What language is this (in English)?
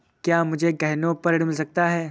Hindi